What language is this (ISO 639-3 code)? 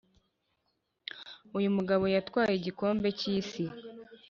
kin